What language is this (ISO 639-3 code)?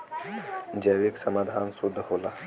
bho